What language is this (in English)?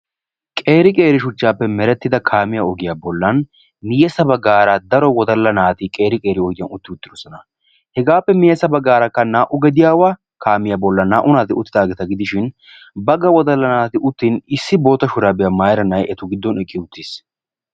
Wolaytta